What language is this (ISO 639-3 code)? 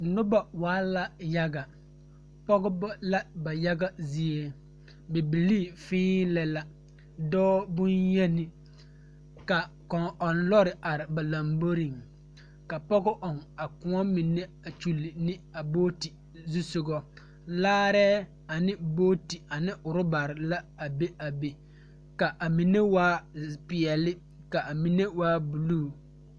dga